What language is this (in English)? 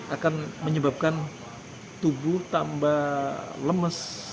Indonesian